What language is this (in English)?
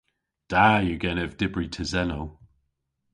Cornish